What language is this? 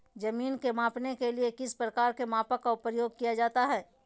Magahi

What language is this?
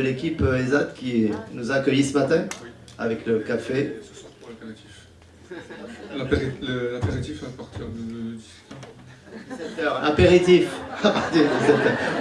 French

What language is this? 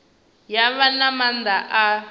Venda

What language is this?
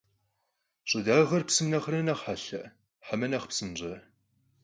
Kabardian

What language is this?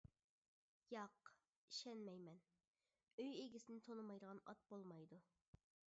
Uyghur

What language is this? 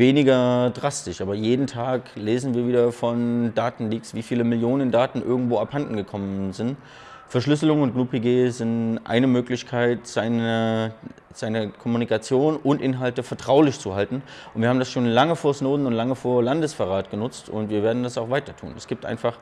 German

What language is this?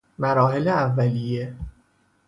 Persian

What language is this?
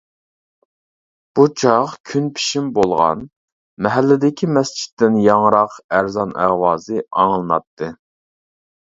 Uyghur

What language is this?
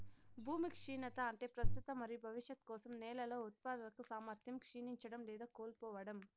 Telugu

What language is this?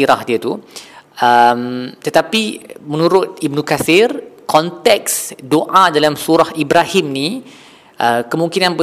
Malay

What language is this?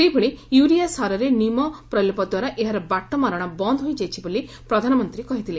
Odia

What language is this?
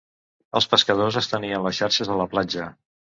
Catalan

